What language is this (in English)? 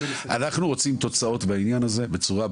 Hebrew